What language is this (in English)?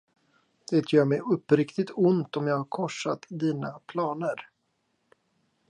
Swedish